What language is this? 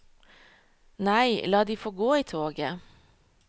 Norwegian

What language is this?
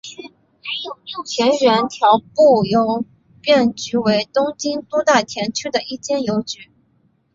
Chinese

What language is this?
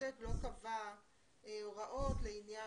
Hebrew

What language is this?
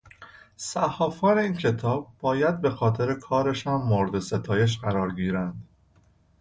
Persian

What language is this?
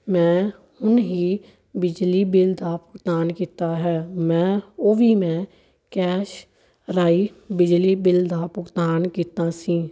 Punjabi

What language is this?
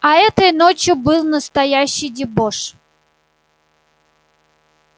Russian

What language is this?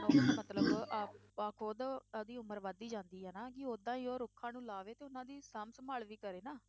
Punjabi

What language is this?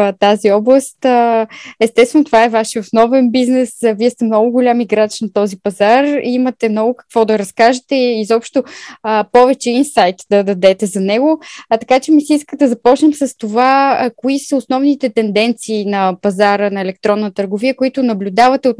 Bulgarian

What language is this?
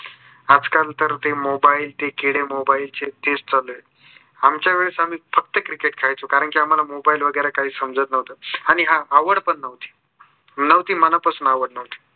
Marathi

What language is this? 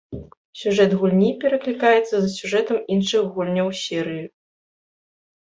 Belarusian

